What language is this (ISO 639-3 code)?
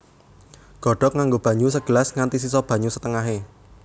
jav